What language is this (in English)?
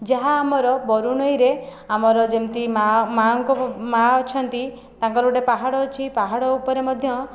Odia